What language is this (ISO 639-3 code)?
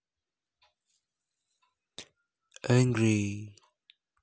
rus